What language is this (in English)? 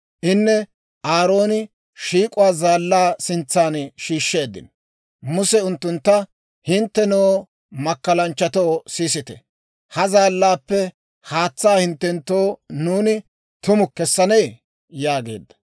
Dawro